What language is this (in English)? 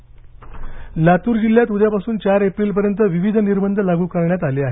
Marathi